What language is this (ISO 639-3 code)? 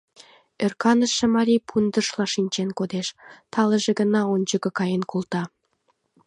chm